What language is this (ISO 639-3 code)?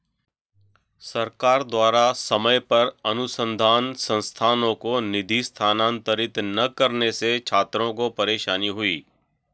hin